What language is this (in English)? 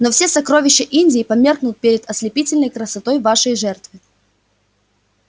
Russian